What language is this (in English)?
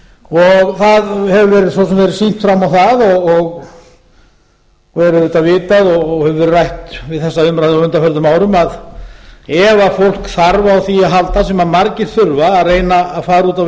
Icelandic